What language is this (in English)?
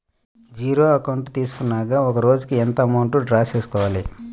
Telugu